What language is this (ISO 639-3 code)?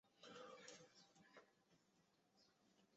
zho